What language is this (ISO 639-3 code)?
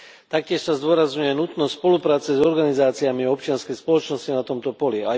slk